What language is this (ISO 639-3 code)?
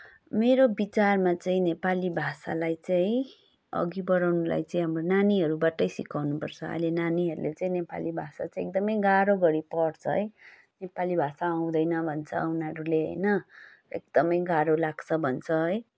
nep